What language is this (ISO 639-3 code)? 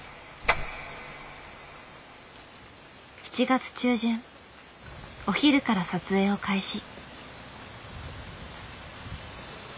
jpn